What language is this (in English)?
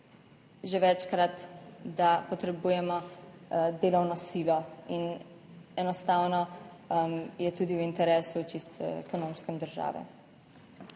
Slovenian